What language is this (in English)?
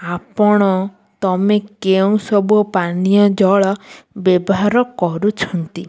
Odia